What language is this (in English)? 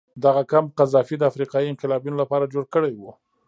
Pashto